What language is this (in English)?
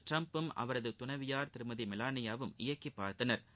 Tamil